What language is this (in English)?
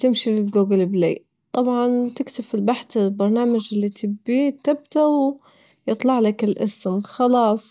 Libyan Arabic